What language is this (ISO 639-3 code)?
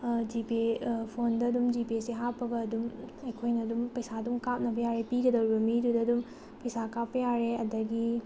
mni